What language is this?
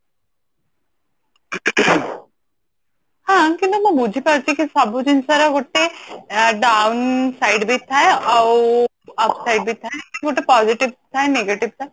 Odia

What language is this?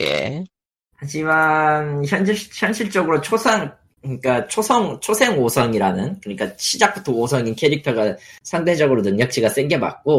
Korean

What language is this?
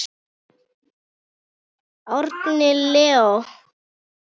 Icelandic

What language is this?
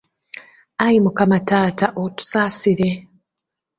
Ganda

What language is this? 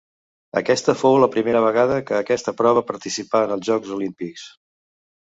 Catalan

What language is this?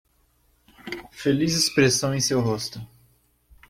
Portuguese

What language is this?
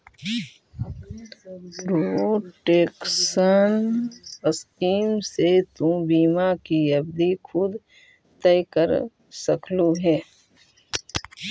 Magahi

